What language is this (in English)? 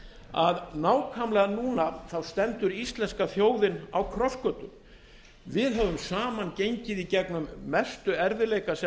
Icelandic